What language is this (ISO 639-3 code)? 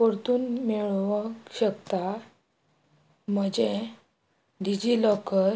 kok